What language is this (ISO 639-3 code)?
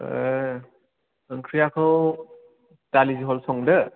brx